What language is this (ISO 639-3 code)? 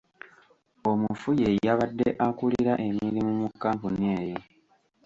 lug